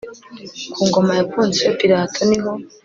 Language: Kinyarwanda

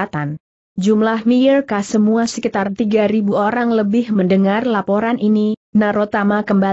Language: Indonesian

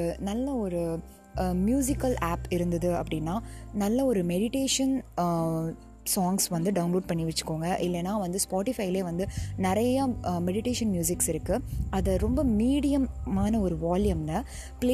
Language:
Tamil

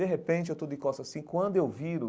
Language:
Portuguese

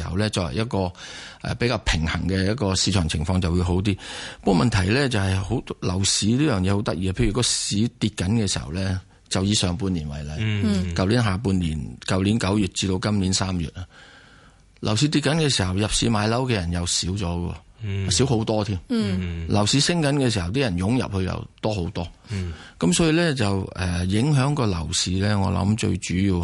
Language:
Chinese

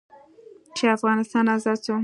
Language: Pashto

